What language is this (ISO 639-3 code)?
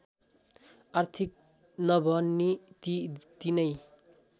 nep